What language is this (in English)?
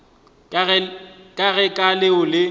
Northern Sotho